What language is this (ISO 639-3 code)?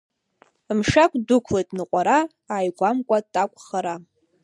abk